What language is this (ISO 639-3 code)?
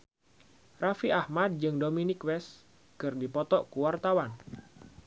sun